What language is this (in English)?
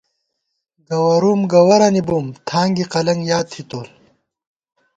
Gawar-Bati